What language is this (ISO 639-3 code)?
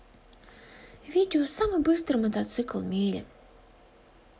rus